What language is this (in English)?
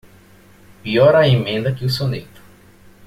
Portuguese